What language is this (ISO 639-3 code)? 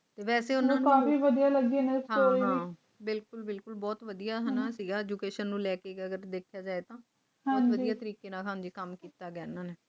pan